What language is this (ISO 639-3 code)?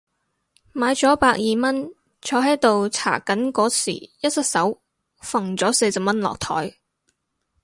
yue